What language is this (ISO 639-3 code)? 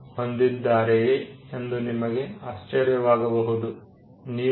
kan